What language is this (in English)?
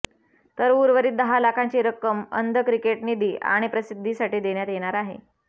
Marathi